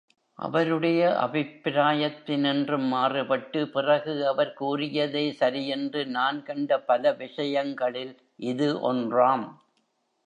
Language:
Tamil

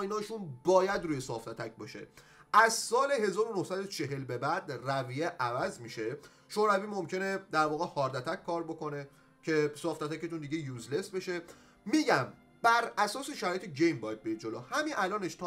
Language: Persian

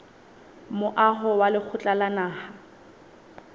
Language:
Southern Sotho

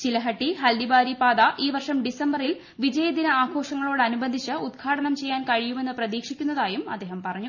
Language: Malayalam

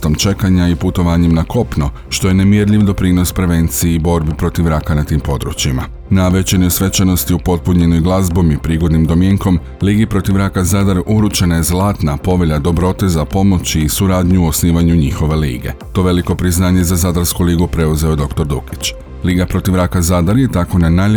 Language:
Croatian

